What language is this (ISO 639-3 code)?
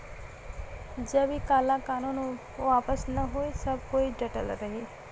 bho